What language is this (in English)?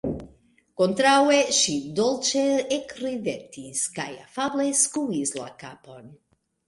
Esperanto